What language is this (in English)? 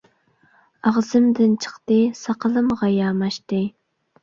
Uyghur